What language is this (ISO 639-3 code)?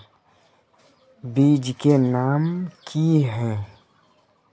mag